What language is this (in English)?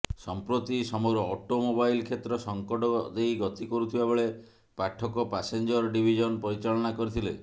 Odia